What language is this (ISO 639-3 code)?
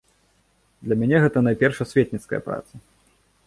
bel